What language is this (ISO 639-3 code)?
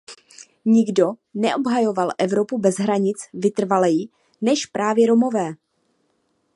ces